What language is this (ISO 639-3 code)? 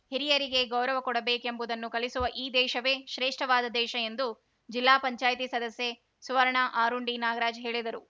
kan